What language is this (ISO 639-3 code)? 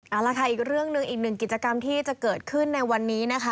tha